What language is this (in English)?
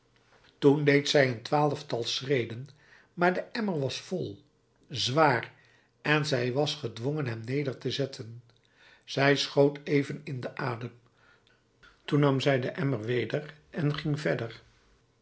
Dutch